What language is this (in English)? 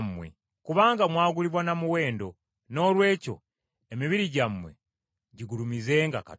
Ganda